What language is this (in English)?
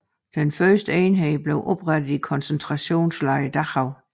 Danish